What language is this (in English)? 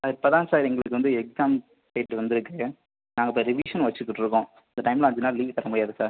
Tamil